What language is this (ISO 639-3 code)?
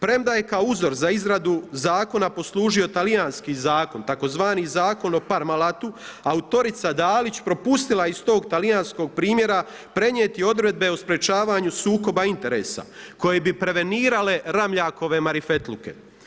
hrv